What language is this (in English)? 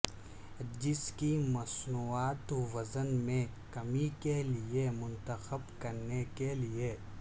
Urdu